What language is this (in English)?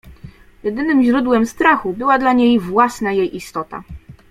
Polish